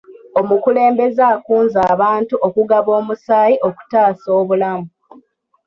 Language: Ganda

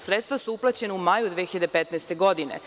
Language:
Serbian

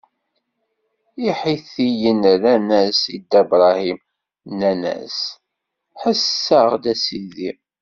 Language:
Kabyle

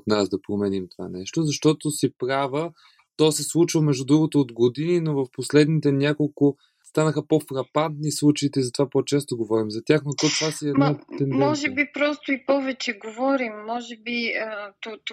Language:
Bulgarian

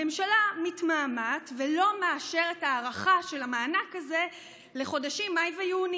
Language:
Hebrew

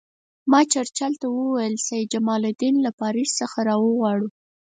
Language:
Pashto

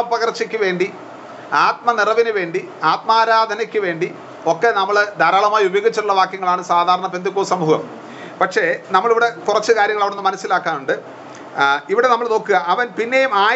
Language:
Malayalam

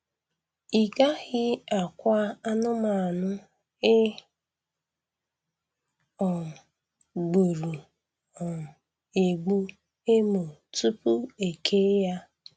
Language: Igbo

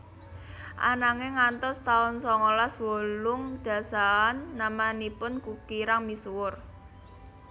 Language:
Javanese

